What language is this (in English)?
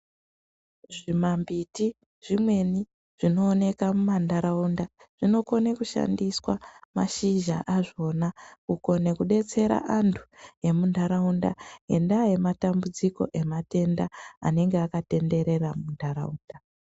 Ndau